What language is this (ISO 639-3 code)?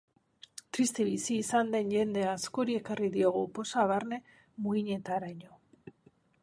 eus